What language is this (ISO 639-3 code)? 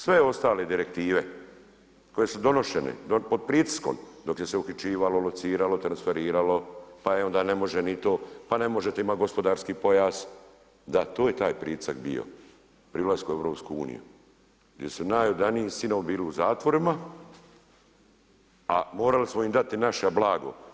hrv